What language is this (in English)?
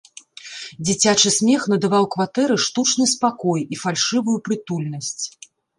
Belarusian